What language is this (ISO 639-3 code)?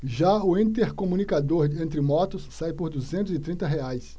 por